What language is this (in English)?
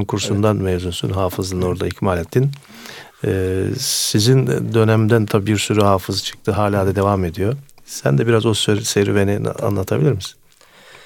Turkish